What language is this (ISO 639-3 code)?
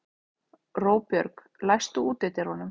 isl